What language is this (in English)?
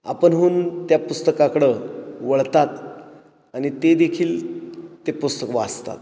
Marathi